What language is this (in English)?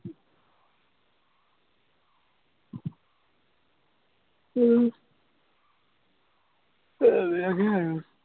Assamese